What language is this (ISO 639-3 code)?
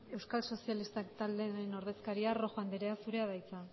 eus